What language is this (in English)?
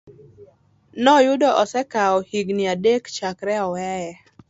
Luo (Kenya and Tanzania)